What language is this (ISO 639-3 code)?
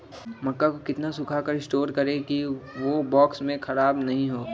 mag